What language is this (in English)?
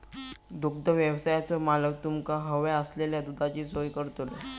Marathi